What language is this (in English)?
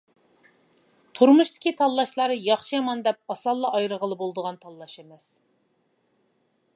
Uyghur